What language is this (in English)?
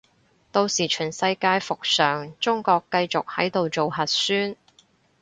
Cantonese